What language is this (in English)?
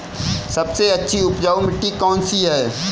Hindi